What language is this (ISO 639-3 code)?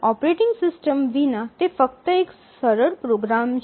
guj